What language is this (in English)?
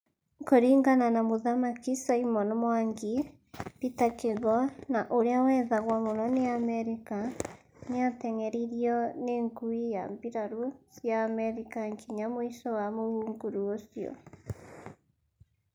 Kikuyu